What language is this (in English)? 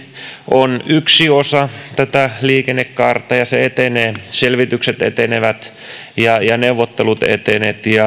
Finnish